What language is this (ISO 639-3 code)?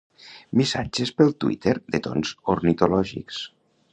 cat